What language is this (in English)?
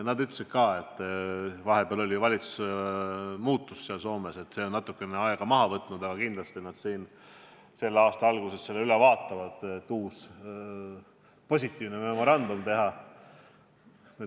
Estonian